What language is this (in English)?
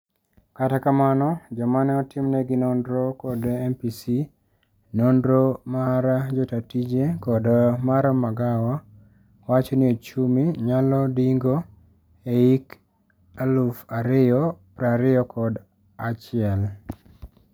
Luo (Kenya and Tanzania)